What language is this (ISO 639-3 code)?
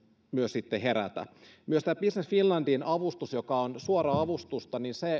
fin